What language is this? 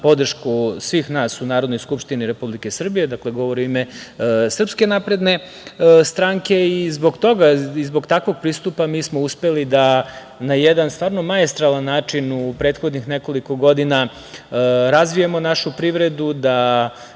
Serbian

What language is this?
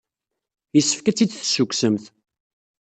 Kabyle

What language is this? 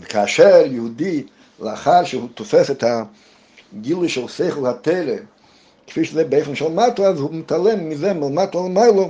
Hebrew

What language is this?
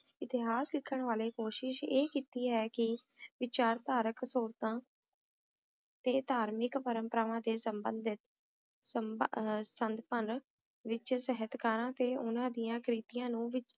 Punjabi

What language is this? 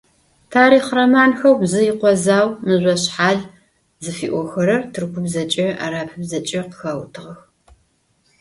Adyghe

